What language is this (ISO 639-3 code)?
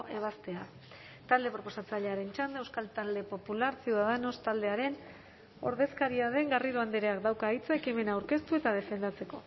eus